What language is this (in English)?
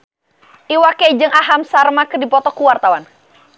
Sundanese